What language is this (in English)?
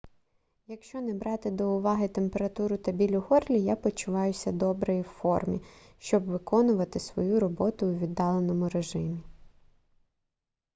Ukrainian